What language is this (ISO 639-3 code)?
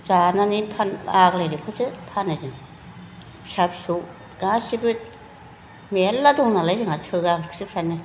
brx